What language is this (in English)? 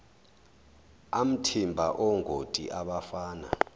Zulu